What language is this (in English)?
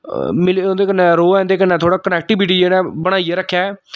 Dogri